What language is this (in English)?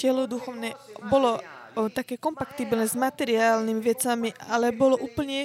Slovak